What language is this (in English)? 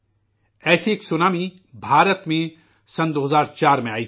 Urdu